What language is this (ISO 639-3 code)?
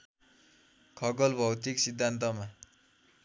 nep